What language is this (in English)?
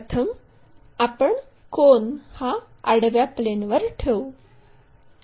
Marathi